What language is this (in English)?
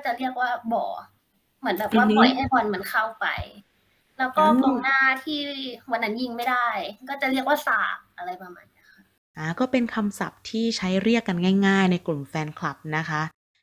Thai